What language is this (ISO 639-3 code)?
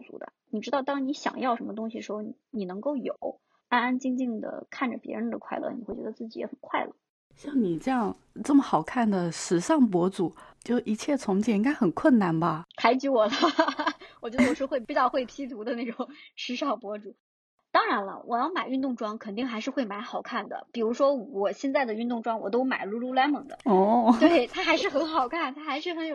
zho